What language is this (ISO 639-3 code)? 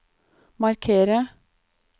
nor